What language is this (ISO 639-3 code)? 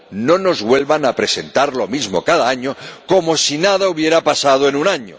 spa